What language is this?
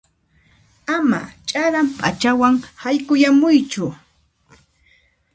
Puno Quechua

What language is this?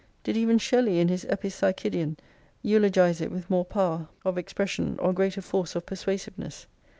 English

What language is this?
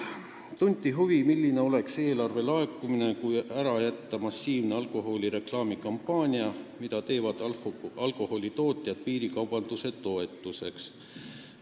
Estonian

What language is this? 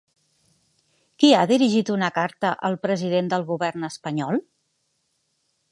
Catalan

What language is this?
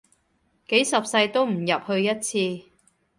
Cantonese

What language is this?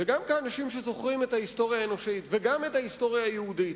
Hebrew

